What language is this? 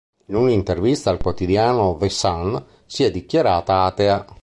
Italian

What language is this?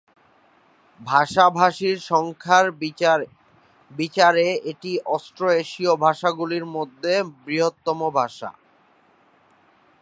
Bangla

